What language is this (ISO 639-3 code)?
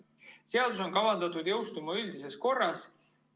est